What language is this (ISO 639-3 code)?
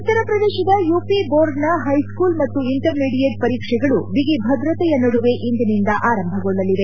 kan